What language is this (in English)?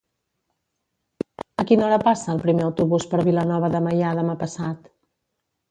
Catalan